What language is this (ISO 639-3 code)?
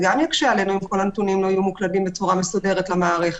heb